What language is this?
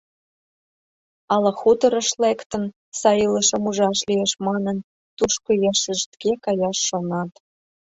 Mari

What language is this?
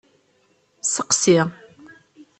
Kabyle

